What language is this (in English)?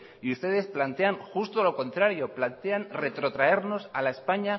Spanish